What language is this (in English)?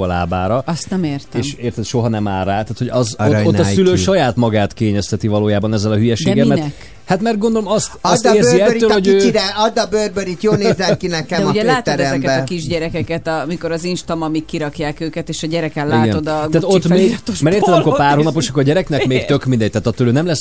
Hungarian